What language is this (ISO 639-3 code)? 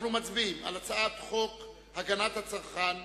heb